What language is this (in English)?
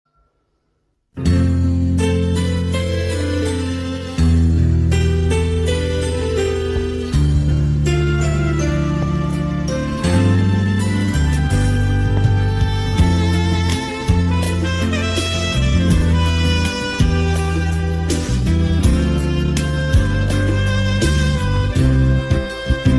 Indonesian